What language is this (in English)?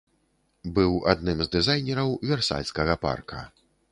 Belarusian